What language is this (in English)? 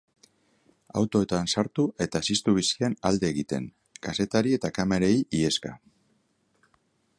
Basque